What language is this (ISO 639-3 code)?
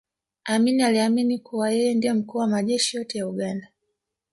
swa